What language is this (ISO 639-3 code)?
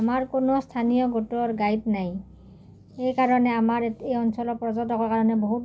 asm